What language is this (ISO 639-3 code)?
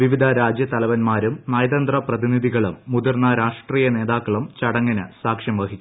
mal